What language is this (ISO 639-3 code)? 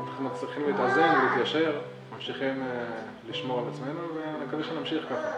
heb